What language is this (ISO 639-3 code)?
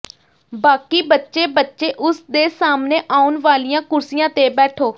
pan